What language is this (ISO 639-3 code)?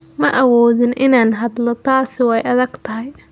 som